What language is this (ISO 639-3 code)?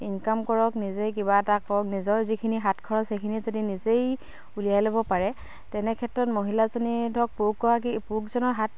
asm